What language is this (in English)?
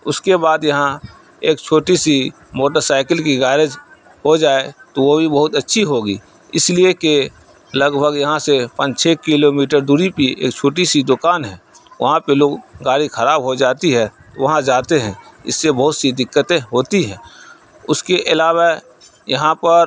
Urdu